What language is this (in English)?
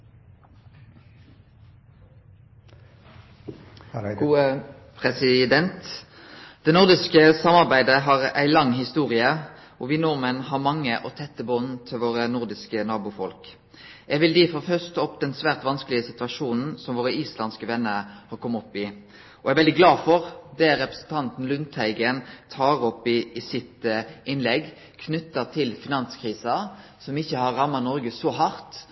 Norwegian Nynorsk